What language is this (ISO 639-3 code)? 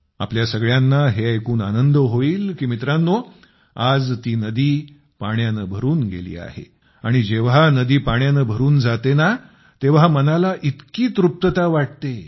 mar